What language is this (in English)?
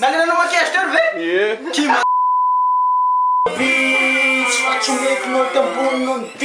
Romanian